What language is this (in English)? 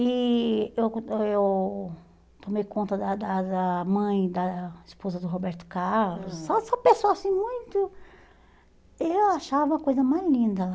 Portuguese